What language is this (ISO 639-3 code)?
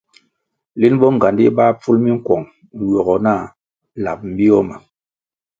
nmg